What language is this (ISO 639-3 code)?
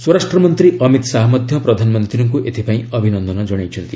ori